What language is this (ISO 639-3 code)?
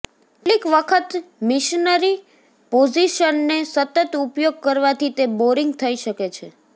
guj